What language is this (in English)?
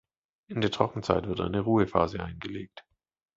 German